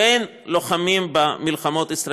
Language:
Hebrew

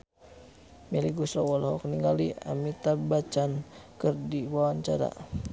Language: Sundanese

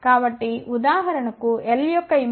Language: Telugu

